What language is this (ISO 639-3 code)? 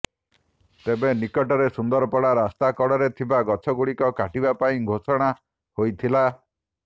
ori